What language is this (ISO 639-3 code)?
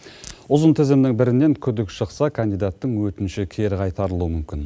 kaz